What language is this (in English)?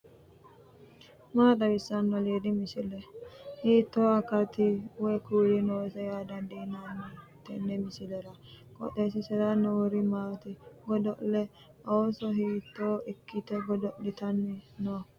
Sidamo